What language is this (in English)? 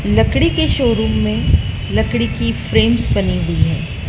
Hindi